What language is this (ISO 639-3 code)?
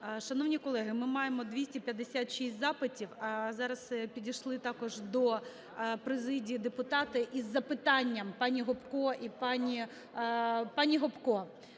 ukr